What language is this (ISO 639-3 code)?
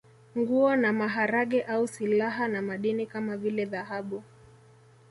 swa